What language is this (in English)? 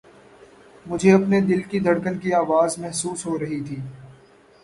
Urdu